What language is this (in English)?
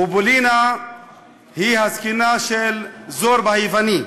Hebrew